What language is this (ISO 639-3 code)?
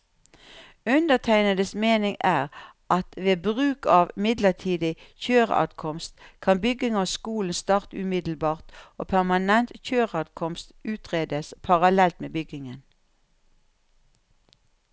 nor